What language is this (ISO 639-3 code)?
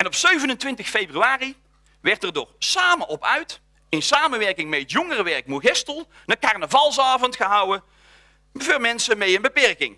nld